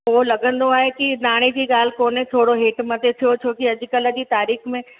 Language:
Sindhi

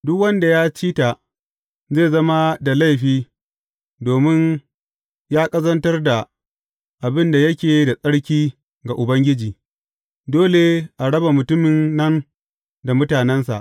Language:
Hausa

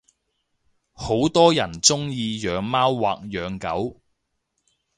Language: Cantonese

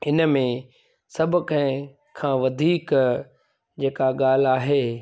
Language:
Sindhi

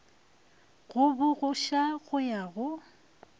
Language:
Northern Sotho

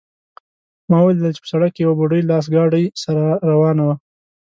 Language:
Pashto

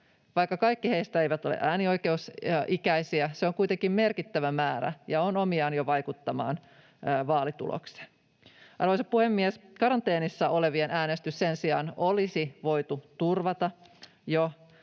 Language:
Finnish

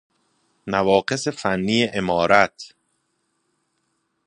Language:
Persian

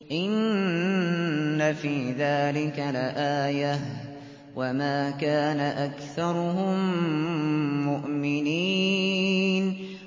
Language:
Arabic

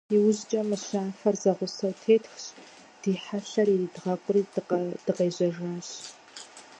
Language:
Kabardian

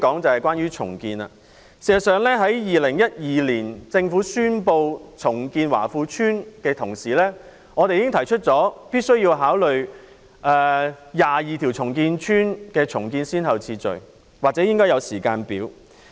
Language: Cantonese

